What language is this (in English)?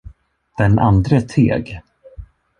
Swedish